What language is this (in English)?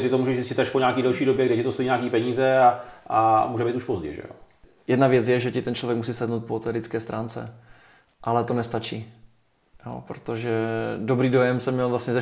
Czech